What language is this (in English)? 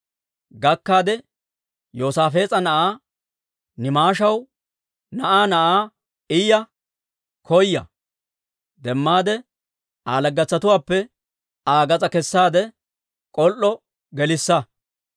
Dawro